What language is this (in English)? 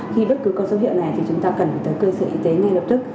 Vietnamese